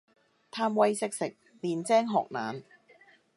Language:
Cantonese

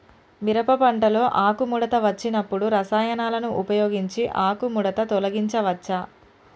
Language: Telugu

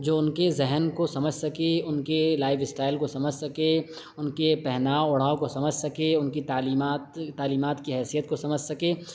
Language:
Urdu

